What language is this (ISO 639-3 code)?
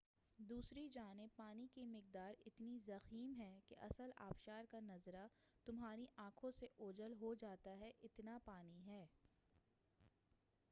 urd